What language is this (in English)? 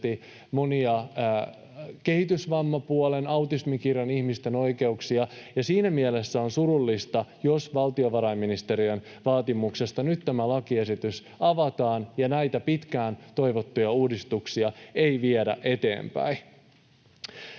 Finnish